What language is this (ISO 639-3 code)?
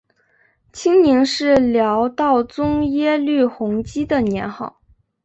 zho